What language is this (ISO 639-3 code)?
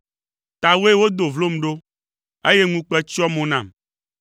ewe